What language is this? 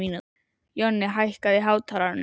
Icelandic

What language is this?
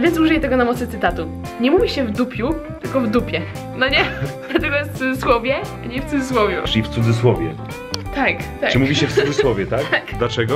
Polish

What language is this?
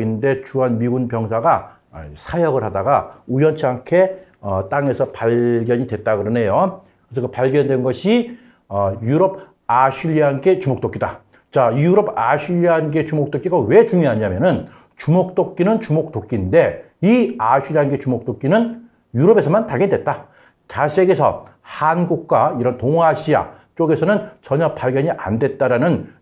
Korean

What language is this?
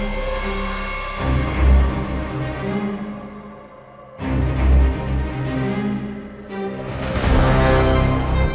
Indonesian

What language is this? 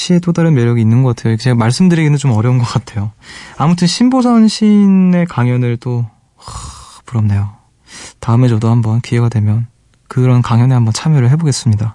Korean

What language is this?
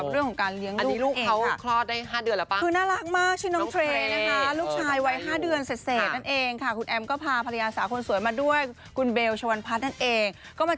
Thai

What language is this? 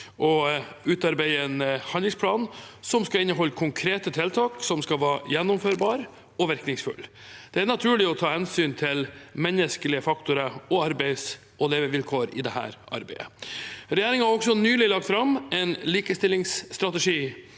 Norwegian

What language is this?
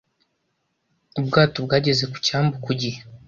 Kinyarwanda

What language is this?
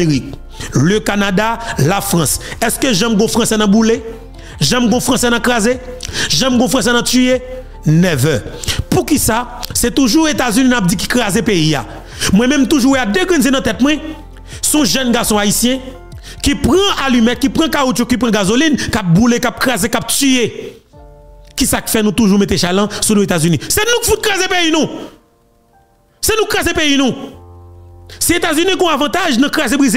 French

